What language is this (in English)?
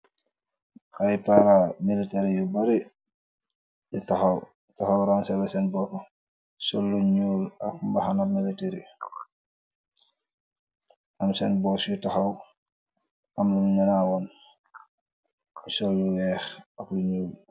Wolof